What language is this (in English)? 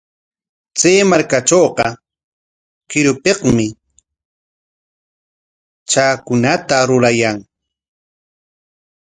Corongo Ancash Quechua